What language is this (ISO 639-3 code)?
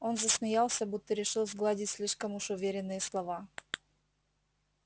rus